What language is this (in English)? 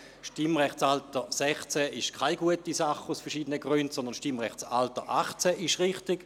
Swiss German